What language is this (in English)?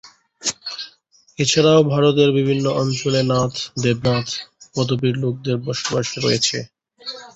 Bangla